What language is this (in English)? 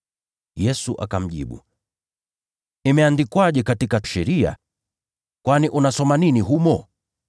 Swahili